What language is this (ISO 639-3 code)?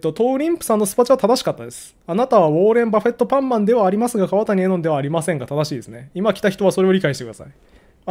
jpn